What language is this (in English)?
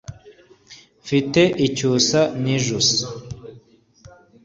Kinyarwanda